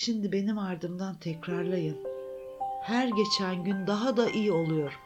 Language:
Turkish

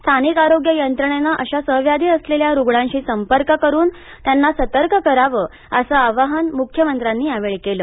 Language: Marathi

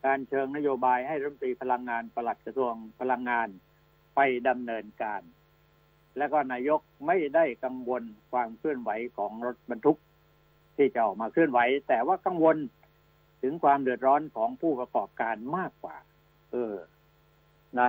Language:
Thai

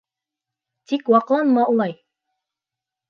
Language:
Bashkir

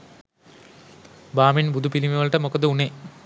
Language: Sinhala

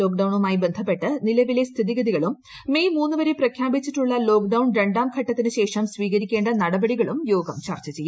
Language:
Malayalam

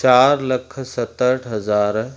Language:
Sindhi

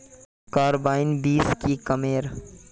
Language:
Magahi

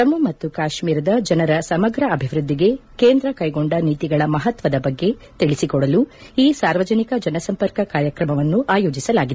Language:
Kannada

